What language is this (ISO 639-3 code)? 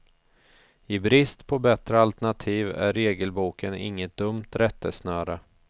swe